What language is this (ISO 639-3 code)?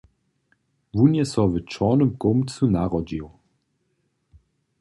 hsb